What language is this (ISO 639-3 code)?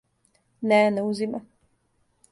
srp